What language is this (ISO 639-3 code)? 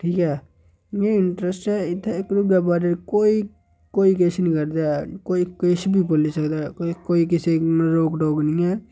doi